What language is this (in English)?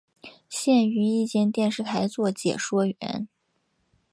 Chinese